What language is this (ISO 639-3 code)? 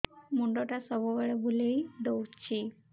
ori